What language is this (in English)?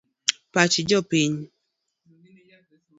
Luo (Kenya and Tanzania)